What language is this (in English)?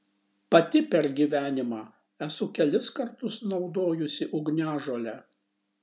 Lithuanian